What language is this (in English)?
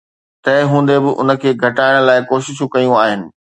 Sindhi